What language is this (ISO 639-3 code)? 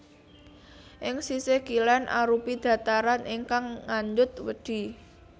jav